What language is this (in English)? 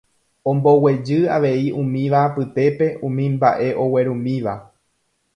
Guarani